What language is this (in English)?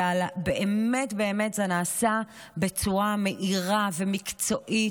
Hebrew